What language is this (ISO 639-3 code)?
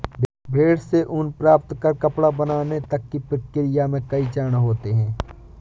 hin